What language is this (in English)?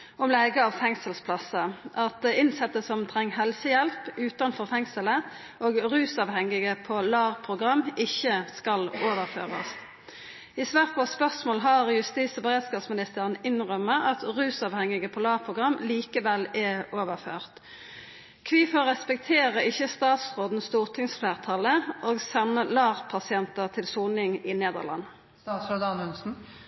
Norwegian Nynorsk